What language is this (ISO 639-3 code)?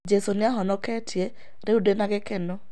kik